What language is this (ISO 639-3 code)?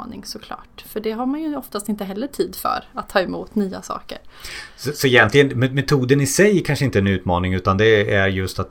swe